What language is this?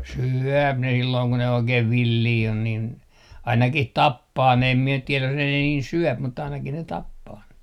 Finnish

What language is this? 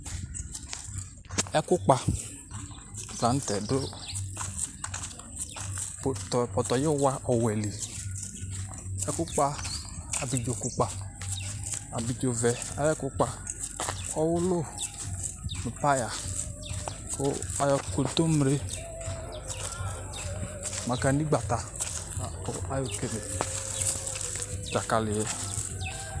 Ikposo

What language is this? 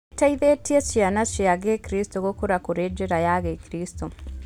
Kikuyu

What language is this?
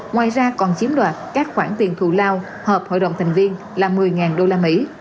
Vietnamese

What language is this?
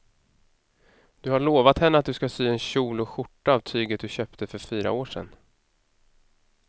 Swedish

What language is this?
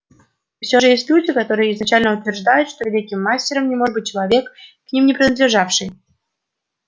Russian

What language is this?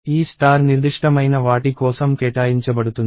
Telugu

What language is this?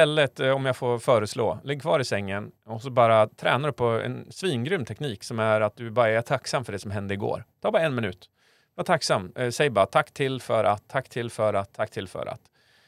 Swedish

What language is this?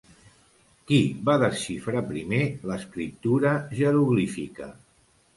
Catalan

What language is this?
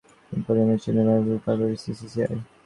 Bangla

